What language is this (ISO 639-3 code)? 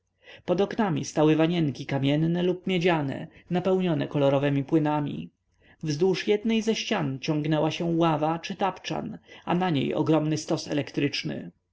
pol